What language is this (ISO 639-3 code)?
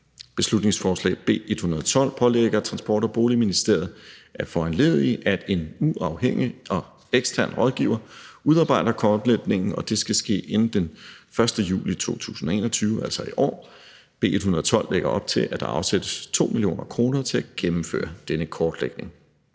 dan